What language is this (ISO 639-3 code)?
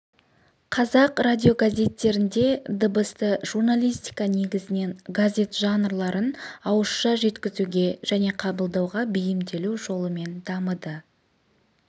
kaz